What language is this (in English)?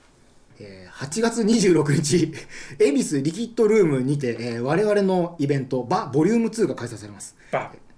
Japanese